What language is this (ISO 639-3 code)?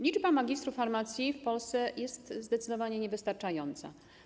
pol